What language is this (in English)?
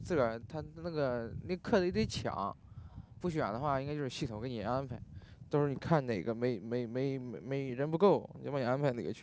Chinese